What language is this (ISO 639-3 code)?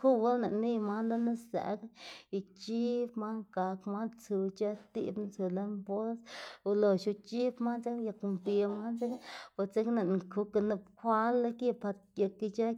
ztg